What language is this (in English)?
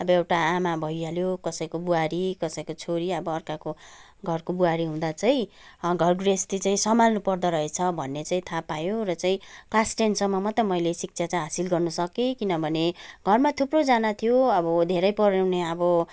Nepali